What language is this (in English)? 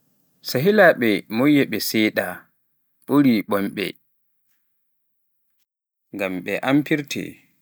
Pular